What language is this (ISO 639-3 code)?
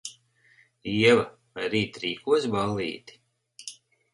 lav